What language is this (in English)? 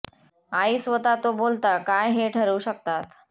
Marathi